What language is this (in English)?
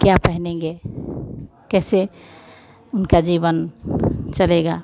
Hindi